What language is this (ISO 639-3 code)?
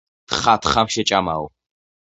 kat